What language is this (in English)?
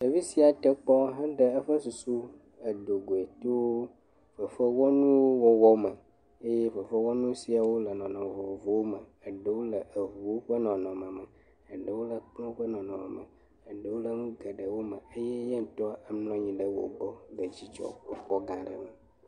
Ewe